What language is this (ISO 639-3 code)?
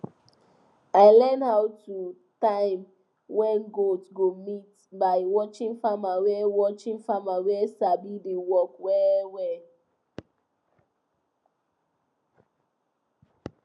pcm